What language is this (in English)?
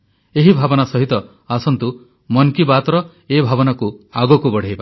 Odia